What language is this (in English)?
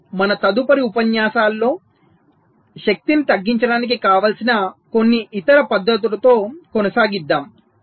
Telugu